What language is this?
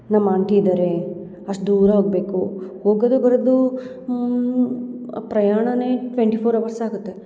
Kannada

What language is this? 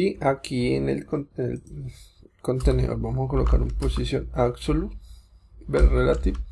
Spanish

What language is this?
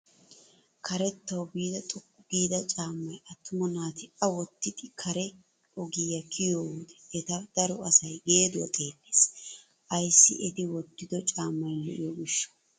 Wolaytta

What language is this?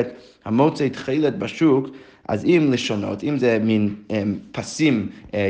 Hebrew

